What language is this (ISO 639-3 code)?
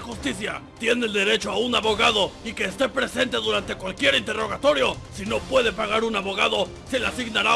spa